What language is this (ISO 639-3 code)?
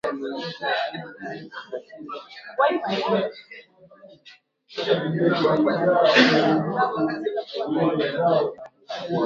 swa